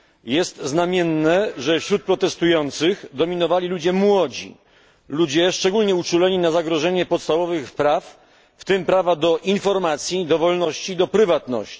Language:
Polish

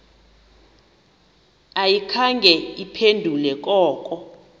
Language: Xhosa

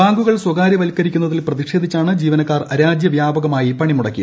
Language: Malayalam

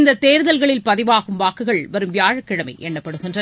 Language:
Tamil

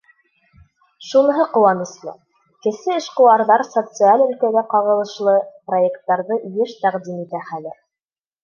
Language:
Bashkir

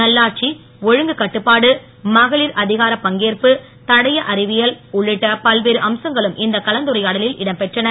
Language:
Tamil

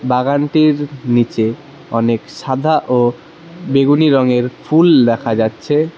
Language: Bangla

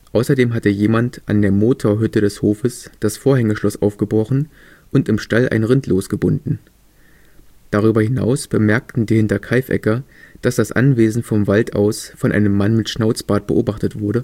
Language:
German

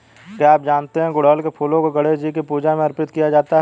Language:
Hindi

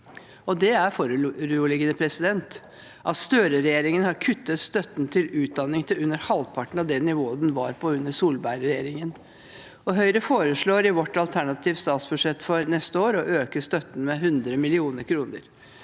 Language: Norwegian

